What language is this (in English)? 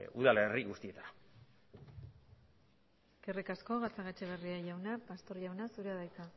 Basque